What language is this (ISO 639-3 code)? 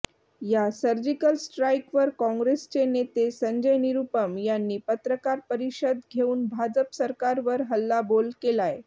mar